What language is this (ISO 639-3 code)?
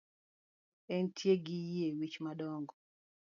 luo